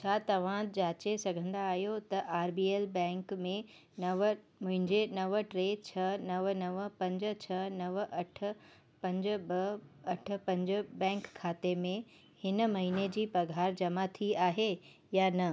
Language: Sindhi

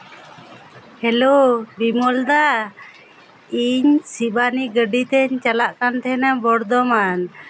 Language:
Santali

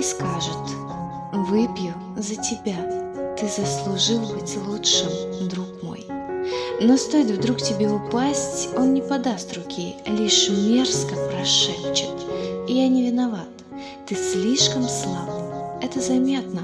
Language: Russian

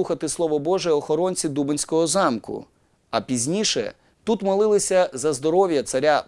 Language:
Ukrainian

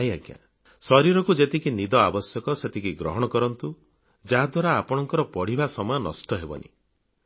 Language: Odia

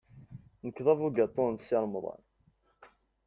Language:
Kabyle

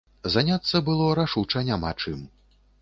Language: Belarusian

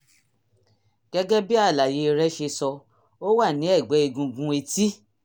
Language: Yoruba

